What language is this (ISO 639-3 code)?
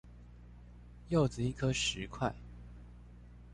zho